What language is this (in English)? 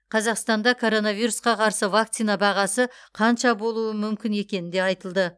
Kazakh